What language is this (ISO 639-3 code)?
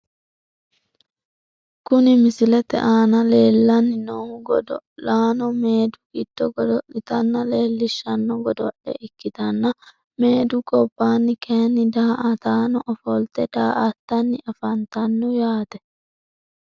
sid